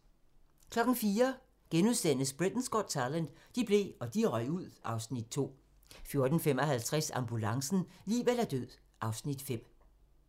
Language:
Danish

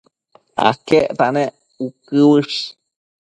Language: Matsés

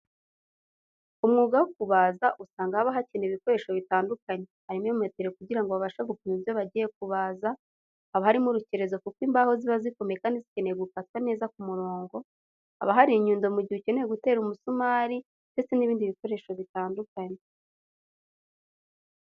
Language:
Kinyarwanda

